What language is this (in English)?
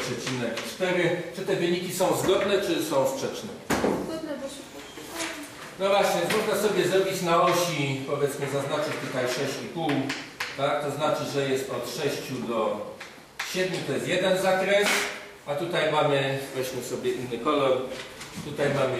Polish